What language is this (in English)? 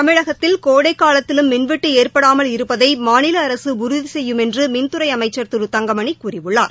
Tamil